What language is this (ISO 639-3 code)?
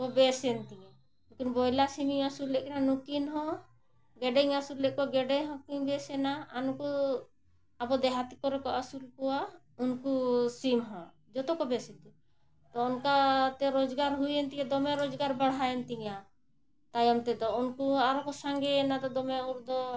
sat